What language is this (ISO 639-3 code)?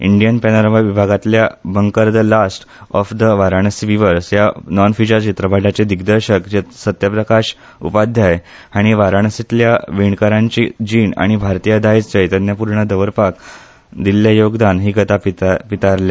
kok